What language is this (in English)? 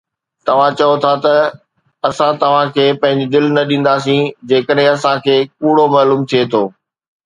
Sindhi